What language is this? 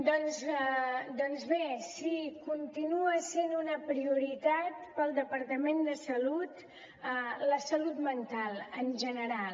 Catalan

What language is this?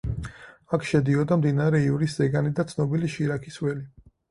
Georgian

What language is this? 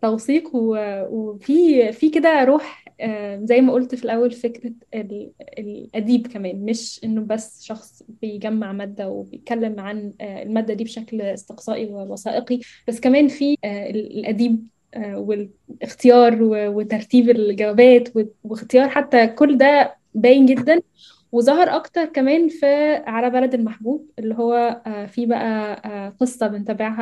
Arabic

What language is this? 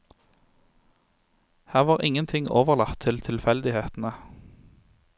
Norwegian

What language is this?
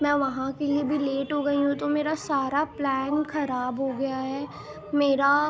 Urdu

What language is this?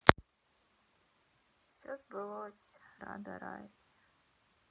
Russian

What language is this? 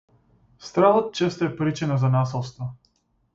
Macedonian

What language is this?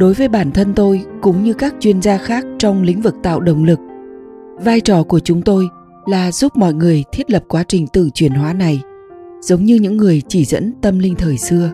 Vietnamese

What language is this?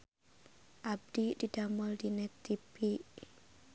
Sundanese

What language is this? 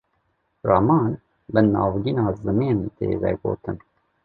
Kurdish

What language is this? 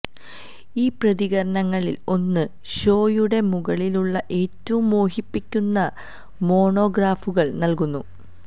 Malayalam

